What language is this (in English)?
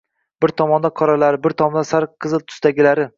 Uzbek